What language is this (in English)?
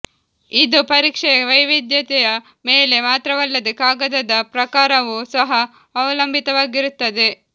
Kannada